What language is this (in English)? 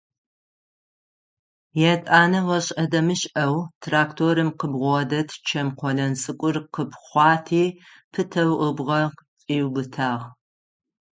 Adyghe